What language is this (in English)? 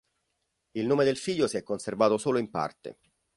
Italian